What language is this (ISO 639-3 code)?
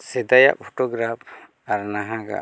sat